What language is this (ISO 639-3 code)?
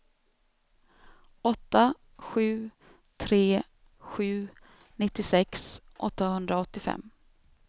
swe